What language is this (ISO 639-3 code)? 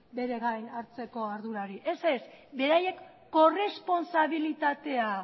eus